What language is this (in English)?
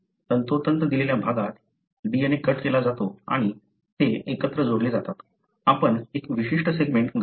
Marathi